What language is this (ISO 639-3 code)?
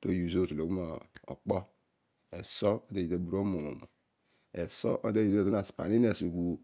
odu